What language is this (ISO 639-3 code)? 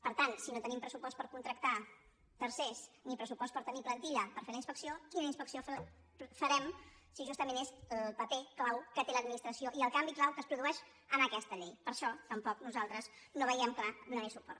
cat